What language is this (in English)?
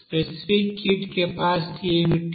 Telugu